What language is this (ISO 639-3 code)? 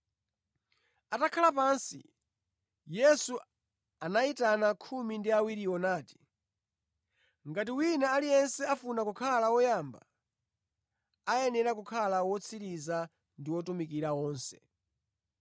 nya